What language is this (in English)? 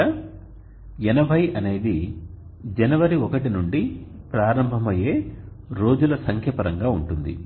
Telugu